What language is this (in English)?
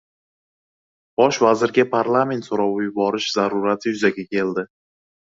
Uzbek